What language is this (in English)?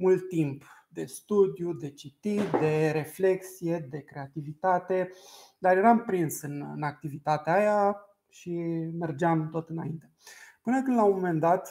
Romanian